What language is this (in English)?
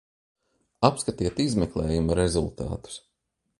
Latvian